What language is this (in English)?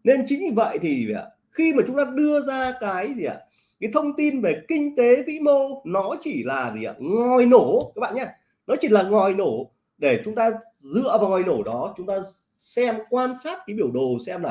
Vietnamese